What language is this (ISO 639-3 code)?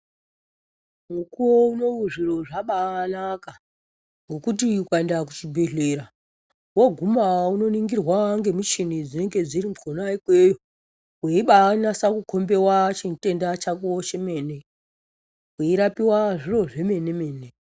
ndc